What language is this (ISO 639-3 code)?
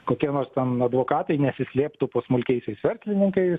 lit